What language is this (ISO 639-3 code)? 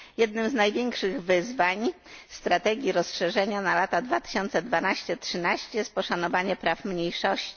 pol